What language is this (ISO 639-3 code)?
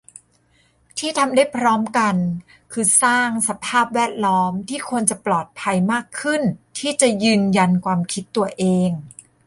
tha